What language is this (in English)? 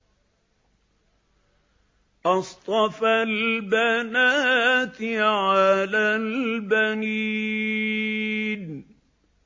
Arabic